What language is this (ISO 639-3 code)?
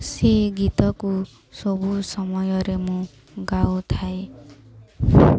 ori